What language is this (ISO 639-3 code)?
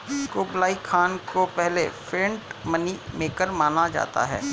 hin